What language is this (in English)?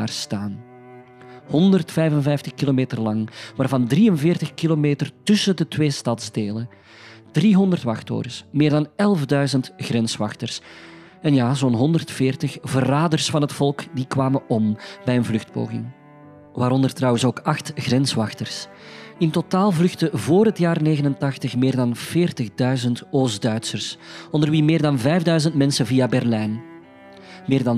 Dutch